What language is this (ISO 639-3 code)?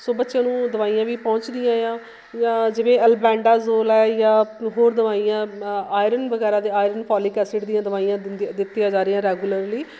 pan